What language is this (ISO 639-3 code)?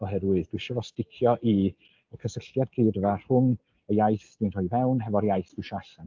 cym